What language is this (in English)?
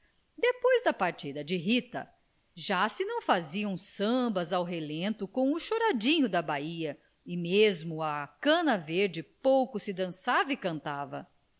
Portuguese